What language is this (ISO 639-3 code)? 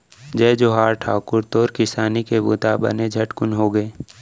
hne